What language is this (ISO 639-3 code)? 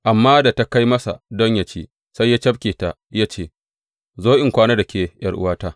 hau